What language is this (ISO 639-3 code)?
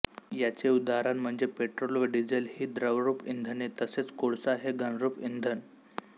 mar